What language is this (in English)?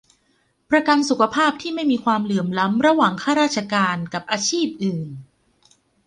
Thai